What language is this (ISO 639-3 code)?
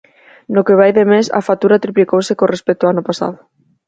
glg